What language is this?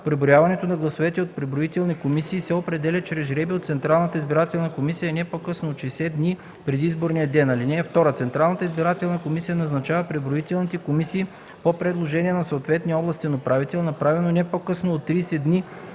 Bulgarian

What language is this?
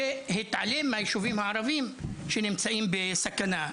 Hebrew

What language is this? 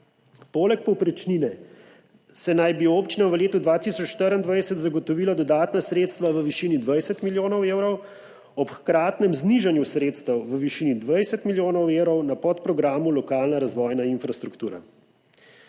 Slovenian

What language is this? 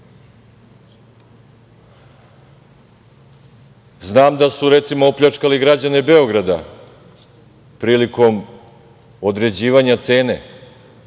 Serbian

